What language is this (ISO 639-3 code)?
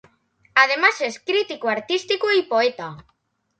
spa